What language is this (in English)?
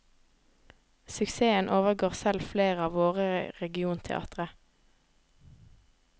Norwegian